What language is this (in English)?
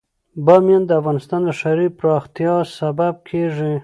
Pashto